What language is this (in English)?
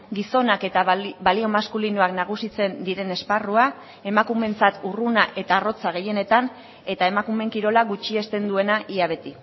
Basque